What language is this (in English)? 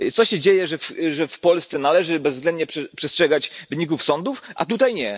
Polish